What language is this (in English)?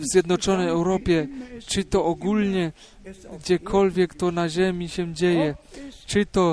Polish